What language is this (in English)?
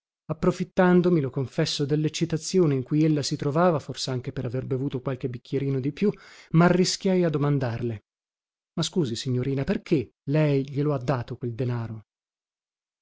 Italian